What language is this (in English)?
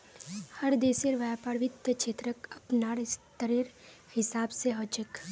Magahi